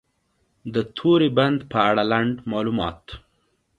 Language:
Pashto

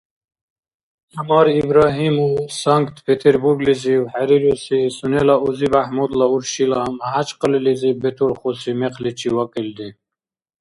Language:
Dargwa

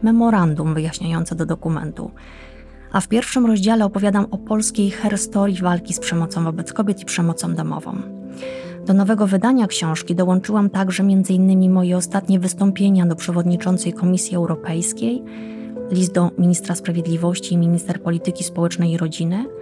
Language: Polish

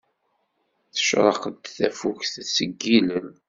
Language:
Kabyle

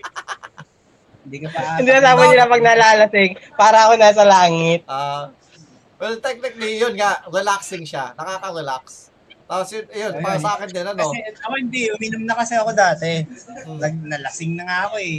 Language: Filipino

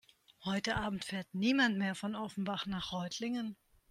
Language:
German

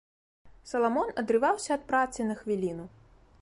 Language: Belarusian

